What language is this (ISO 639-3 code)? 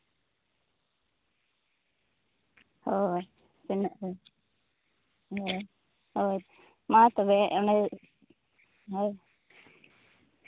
sat